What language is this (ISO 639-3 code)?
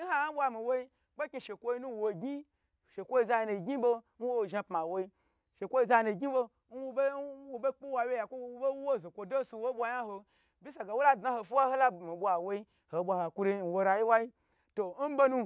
gbr